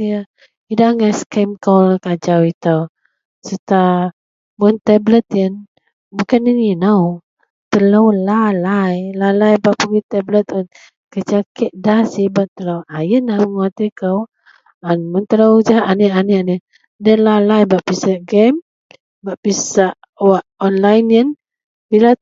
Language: Central Melanau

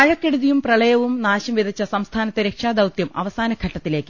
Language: Malayalam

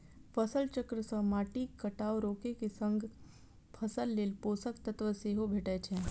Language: Maithili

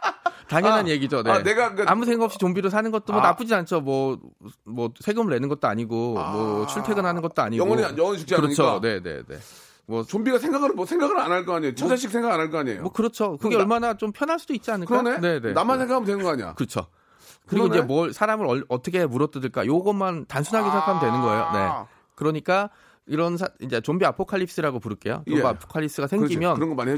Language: Korean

